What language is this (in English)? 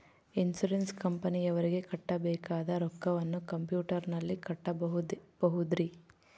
Kannada